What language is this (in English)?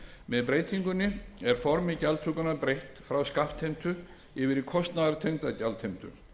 Icelandic